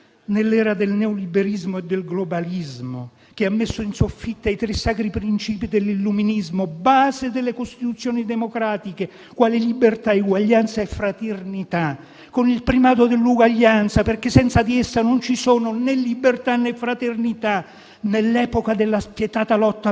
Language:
Italian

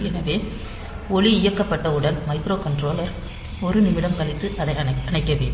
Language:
Tamil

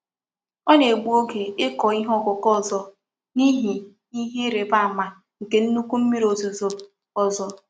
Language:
Igbo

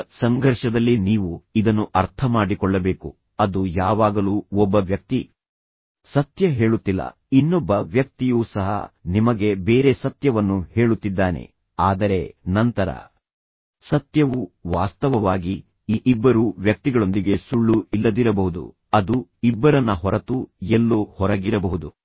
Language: Kannada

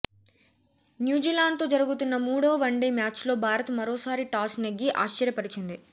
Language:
Telugu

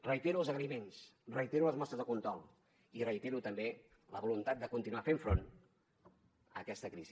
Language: Catalan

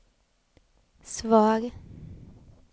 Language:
Swedish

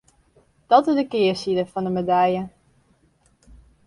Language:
Western Frisian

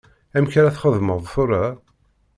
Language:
Kabyle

